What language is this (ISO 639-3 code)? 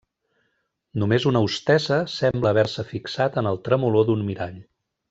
cat